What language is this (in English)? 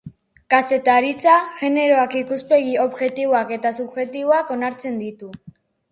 Basque